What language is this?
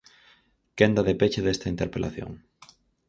Galician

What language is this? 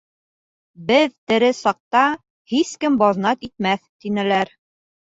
Bashkir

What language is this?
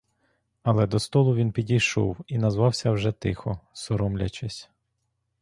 Ukrainian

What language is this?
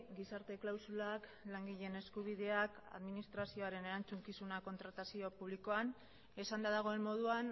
Basque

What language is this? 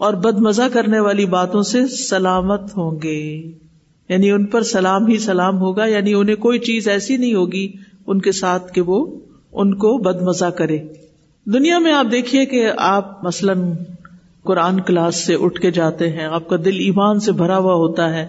Urdu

